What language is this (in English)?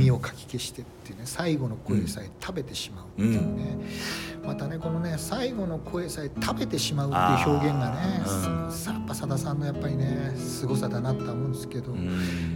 Japanese